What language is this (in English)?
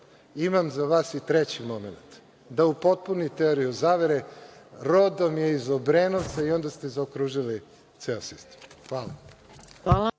Serbian